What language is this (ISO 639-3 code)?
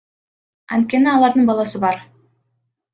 kir